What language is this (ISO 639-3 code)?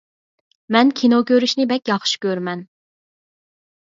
uig